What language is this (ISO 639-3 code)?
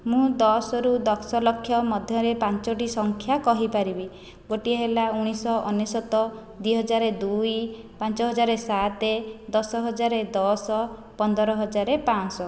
ori